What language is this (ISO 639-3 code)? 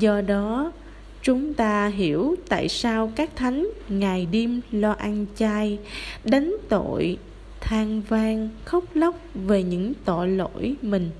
vie